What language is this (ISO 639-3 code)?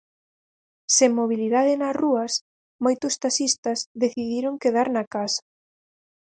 glg